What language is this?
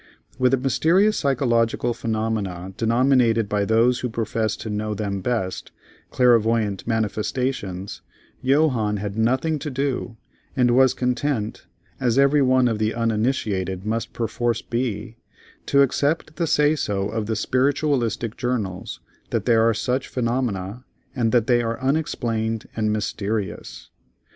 English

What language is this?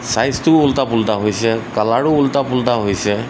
Assamese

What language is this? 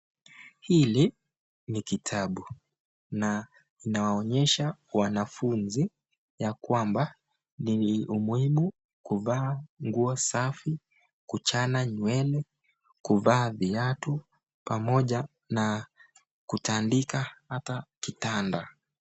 Swahili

